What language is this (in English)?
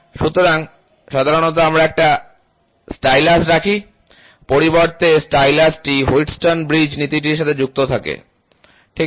Bangla